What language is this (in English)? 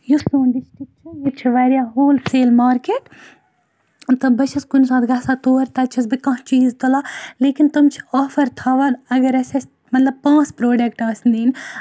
Kashmiri